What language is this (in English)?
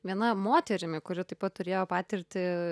Lithuanian